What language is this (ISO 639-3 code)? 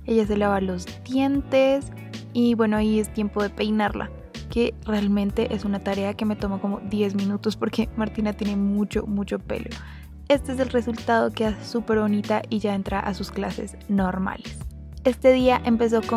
spa